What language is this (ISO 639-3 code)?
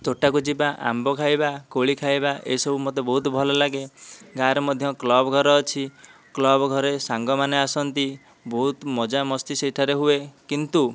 ori